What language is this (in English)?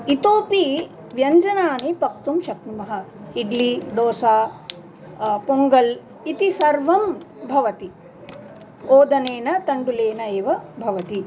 Sanskrit